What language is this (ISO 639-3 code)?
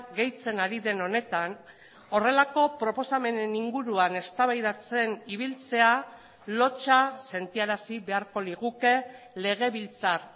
eus